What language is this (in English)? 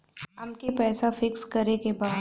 Bhojpuri